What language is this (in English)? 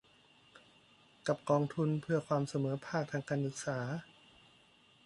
Thai